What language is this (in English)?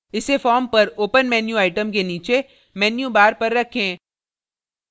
Hindi